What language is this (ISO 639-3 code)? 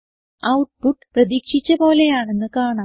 mal